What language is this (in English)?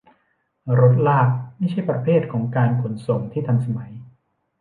Thai